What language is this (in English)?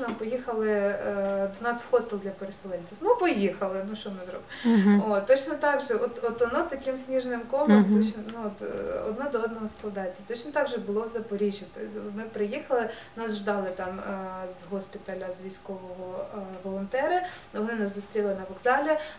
Ukrainian